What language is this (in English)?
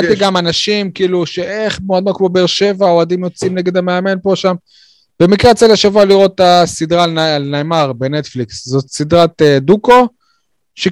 Hebrew